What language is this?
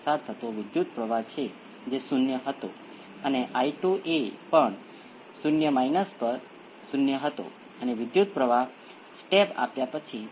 Gujarati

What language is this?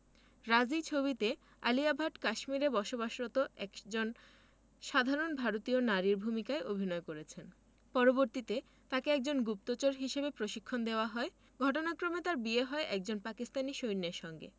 Bangla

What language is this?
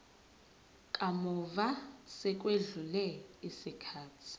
Zulu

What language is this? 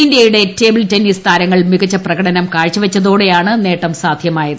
Malayalam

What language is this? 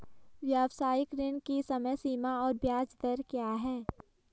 Hindi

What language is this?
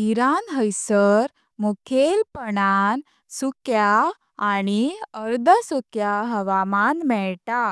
Konkani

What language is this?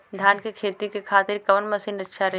Bhojpuri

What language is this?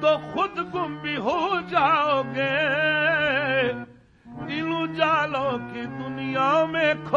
Arabic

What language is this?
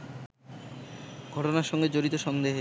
Bangla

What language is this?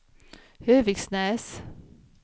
Swedish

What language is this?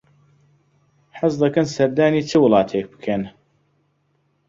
Central Kurdish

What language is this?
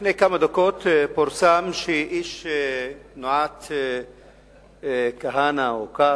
Hebrew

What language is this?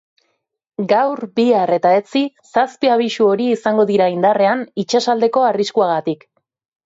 Basque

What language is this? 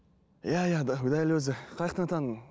Kazakh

